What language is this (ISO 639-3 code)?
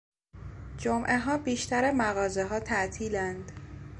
fas